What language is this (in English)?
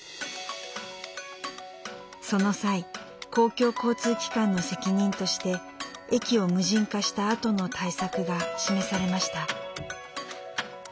Japanese